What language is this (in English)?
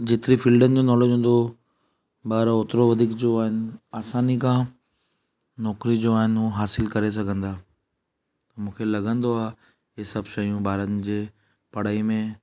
Sindhi